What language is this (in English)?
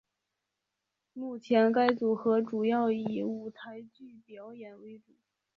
Chinese